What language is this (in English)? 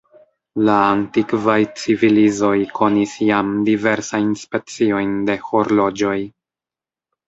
Esperanto